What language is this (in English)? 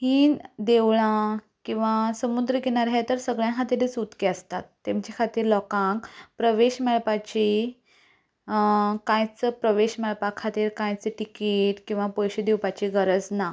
Konkani